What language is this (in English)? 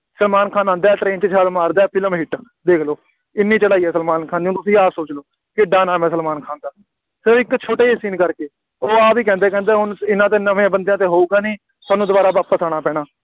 Punjabi